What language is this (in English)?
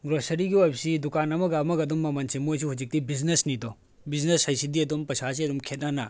Manipuri